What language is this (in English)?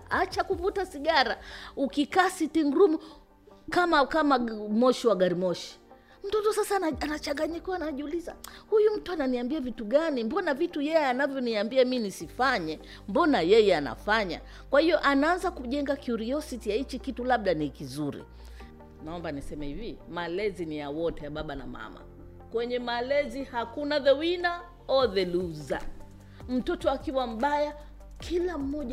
Swahili